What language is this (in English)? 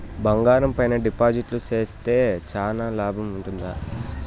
Telugu